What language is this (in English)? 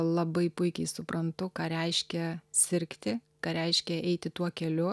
Lithuanian